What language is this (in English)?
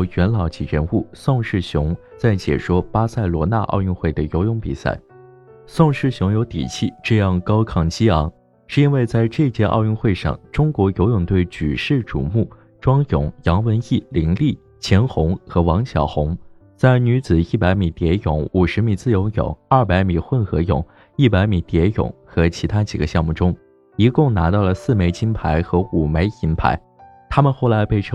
Chinese